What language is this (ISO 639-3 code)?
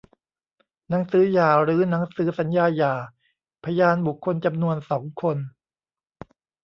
tha